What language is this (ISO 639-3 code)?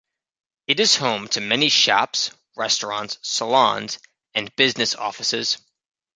eng